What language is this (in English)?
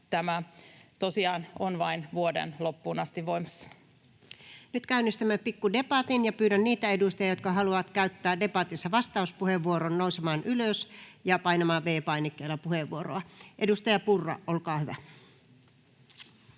Finnish